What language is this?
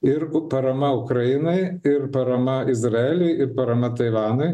Lithuanian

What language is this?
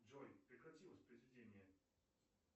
Russian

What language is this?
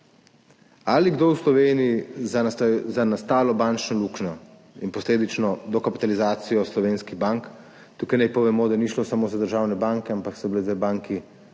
Slovenian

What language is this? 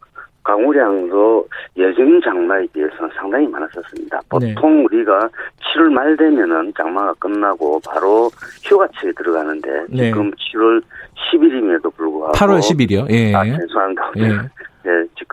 Korean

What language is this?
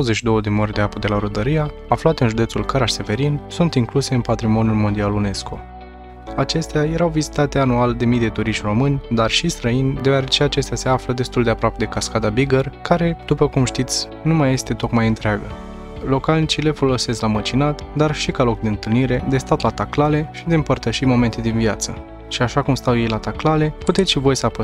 Romanian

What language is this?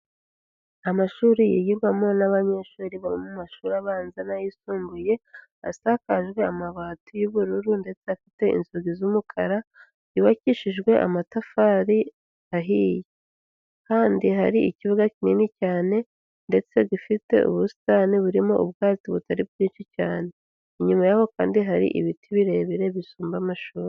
Kinyarwanda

